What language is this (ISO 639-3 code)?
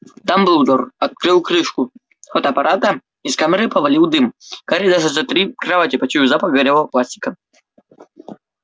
rus